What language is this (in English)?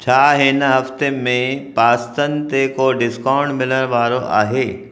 Sindhi